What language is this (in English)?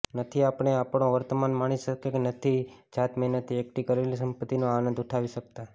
Gujarati